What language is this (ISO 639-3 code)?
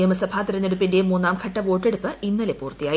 mal